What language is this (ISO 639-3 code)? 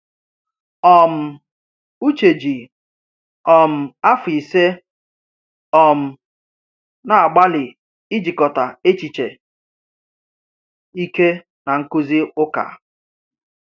ibo